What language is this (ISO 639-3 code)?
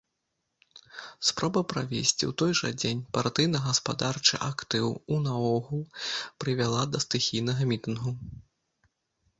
bel